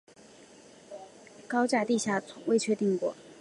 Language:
Chinese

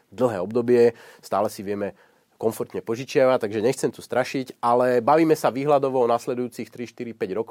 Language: Slovak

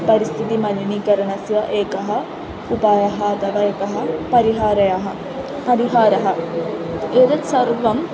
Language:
Sanskrit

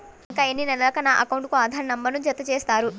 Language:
Telugu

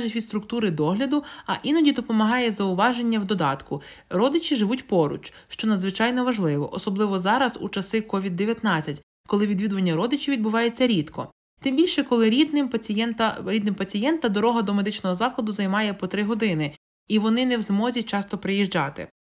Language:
Ukrainian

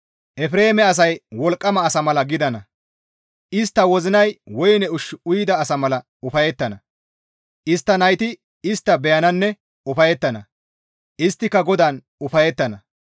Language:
Gamo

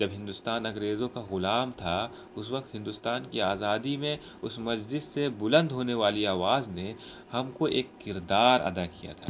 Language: Urdu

